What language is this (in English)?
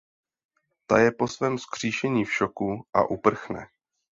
Czech